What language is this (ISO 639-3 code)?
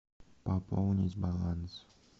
rus